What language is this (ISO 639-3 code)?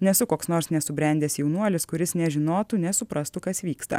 lit